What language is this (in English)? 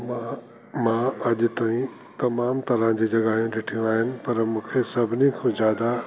Sindhi